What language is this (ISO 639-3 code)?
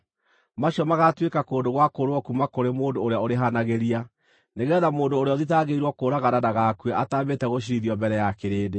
kik